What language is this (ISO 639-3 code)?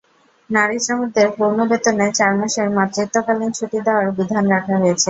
ben